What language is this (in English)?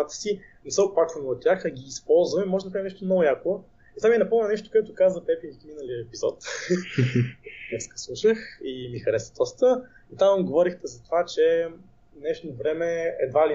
Bulgarian